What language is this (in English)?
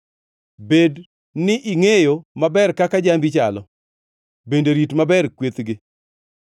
Luo (Kenya and Tanzania)